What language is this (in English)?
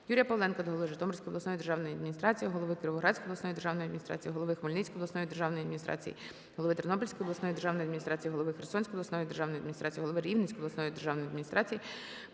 Ukrainian